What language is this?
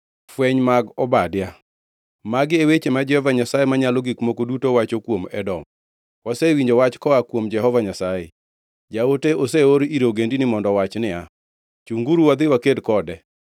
Luo (Kenya and Tanzania)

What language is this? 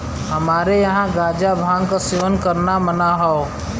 Bhojpuri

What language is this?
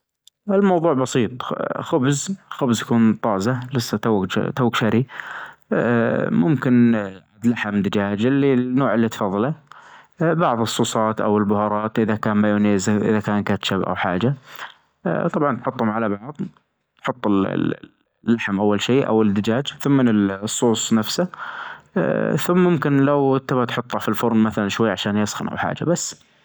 Najdi Arabic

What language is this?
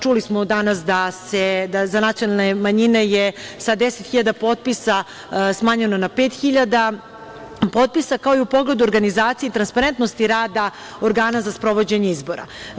Serbian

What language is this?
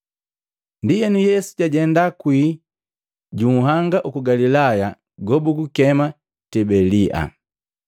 Matengo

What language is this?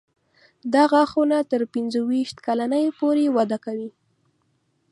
Pashto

